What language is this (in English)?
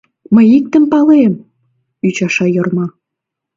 Mari